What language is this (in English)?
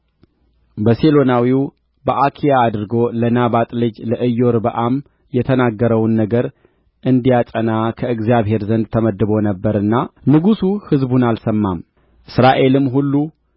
Amharic